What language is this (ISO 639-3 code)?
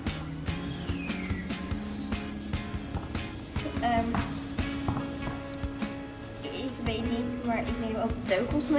nld